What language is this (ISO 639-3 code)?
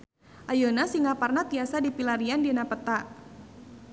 sun